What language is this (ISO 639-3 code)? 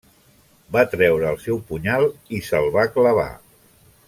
cat